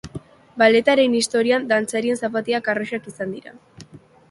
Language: Basque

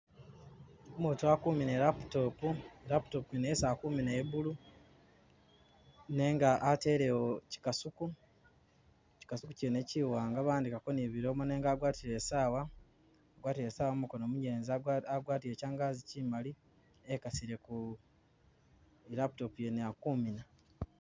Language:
Masaaba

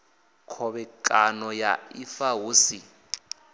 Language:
Venda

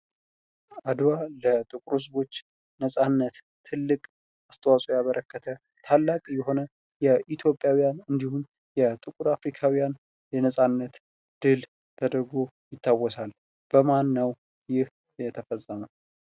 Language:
Amharic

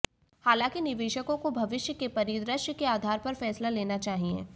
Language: Hindi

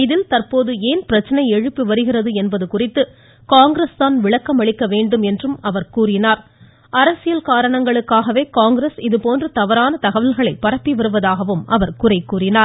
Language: Tamil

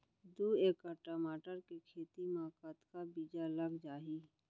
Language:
Chhattisgarhi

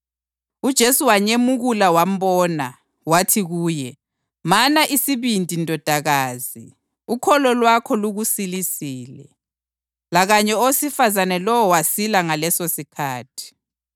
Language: North Ndebele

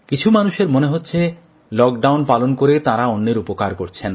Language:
Bangla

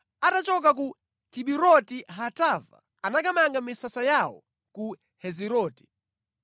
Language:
Nyanja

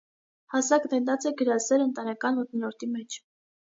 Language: Armenian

